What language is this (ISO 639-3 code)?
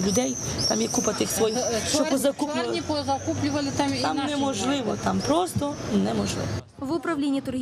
ukr